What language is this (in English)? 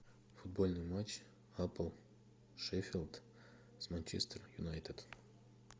Russian